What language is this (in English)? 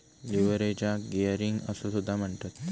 Marathi